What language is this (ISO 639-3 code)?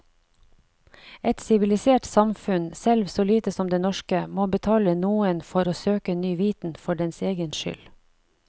nor